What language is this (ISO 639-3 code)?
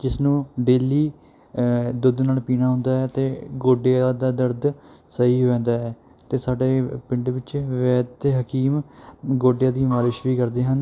pan